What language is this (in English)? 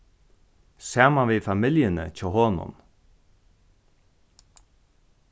Faroese